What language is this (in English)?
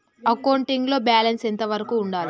Telugu